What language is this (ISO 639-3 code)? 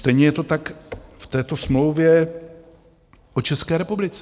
ces